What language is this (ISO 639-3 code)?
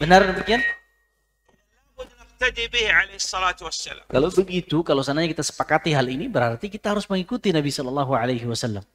ind